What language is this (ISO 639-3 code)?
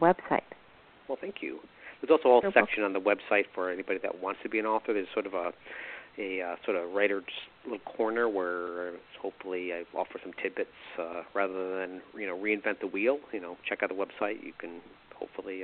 eng